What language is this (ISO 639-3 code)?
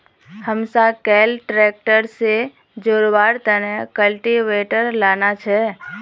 mag